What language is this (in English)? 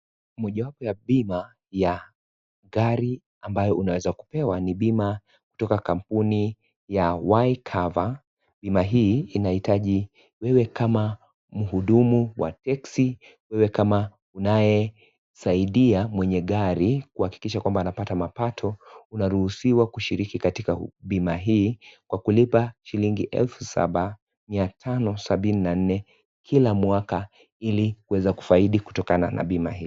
Swahili